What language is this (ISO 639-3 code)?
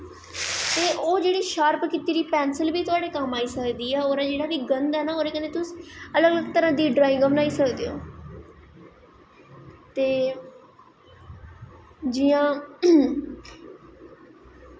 doi